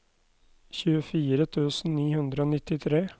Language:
Norwegian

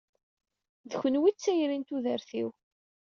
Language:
Kabyle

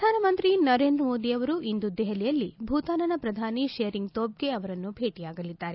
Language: Kannada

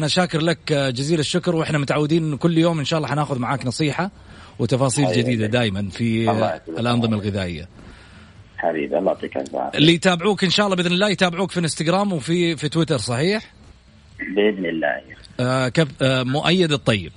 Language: Arabic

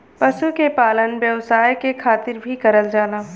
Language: Bhojpuri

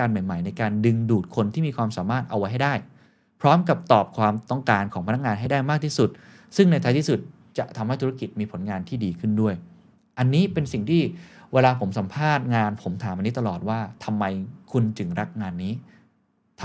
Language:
Thai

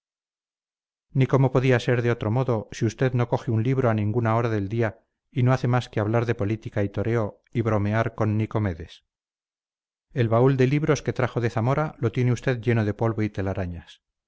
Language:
Spanish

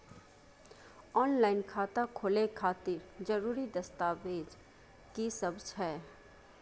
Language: Maithili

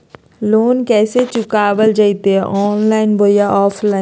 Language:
Magahi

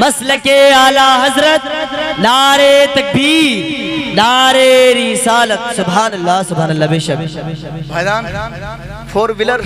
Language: Hindi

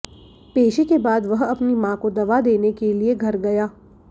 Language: Hindi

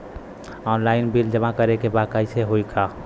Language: Bhojpuri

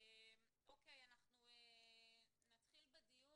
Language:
Hebrew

